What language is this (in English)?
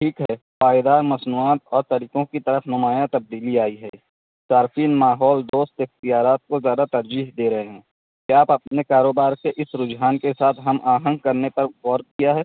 Urdu